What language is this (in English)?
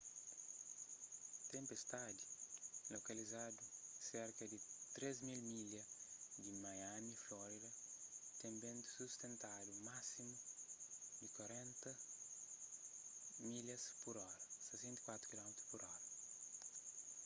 Kabuverdianu